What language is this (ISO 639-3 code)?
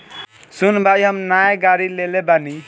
bho